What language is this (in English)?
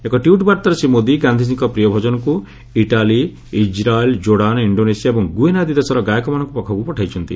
Odia